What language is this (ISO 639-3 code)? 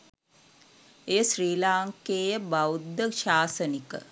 sin